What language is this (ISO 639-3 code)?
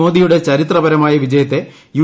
mal